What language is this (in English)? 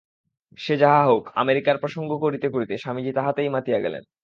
Bangla